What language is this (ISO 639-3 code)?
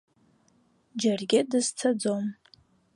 abk